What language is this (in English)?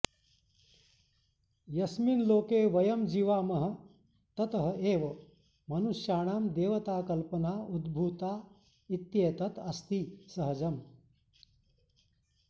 Sanskrit